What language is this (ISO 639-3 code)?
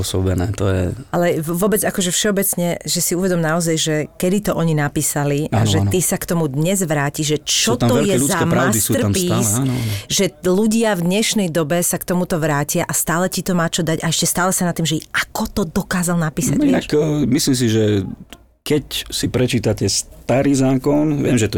slk